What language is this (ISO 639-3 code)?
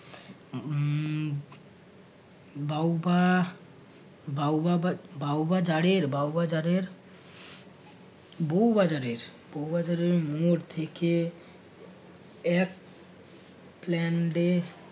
ben